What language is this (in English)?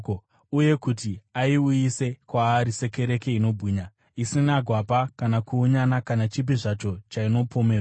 Shona